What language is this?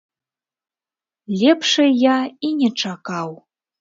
Belarusian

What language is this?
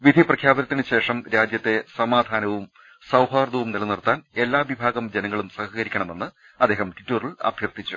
Malayalam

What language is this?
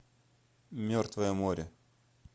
Russian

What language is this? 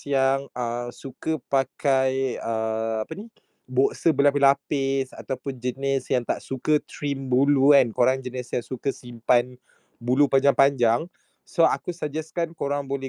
Malay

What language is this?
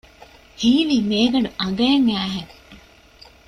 Divehi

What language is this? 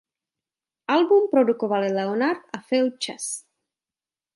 Czech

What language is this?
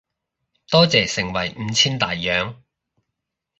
Cantonese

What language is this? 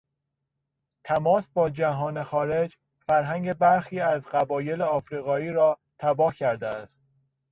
Persian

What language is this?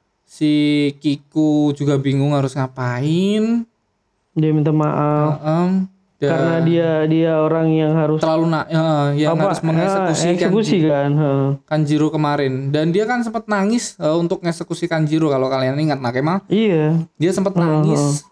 Indonesian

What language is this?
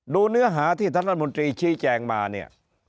Thai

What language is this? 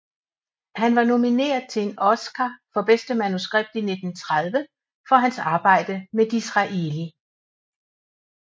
Danish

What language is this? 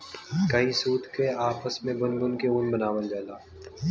Bhojpuri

